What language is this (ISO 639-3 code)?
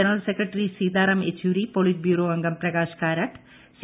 mal